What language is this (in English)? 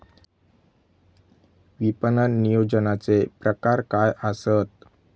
Marathi